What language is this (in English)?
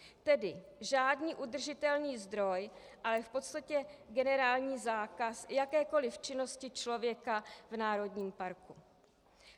Czech